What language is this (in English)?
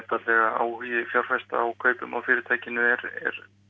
Icelandic